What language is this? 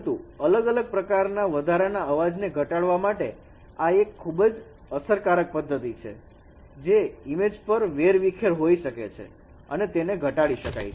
Gujarati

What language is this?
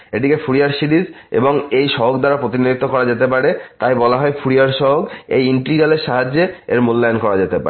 Bangla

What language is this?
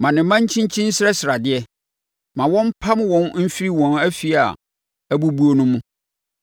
Akan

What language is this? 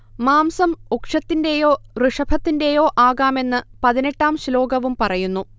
Malayalam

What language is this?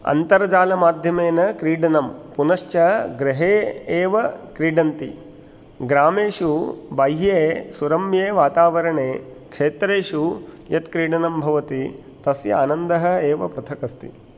Sanskrit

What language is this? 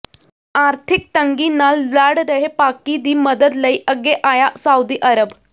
Punjabi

